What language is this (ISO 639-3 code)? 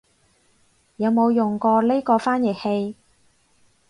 yue